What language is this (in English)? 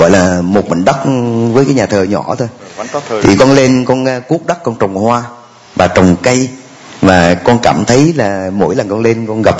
Vietnamese